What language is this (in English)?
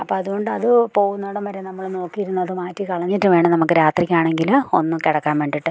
Malayalam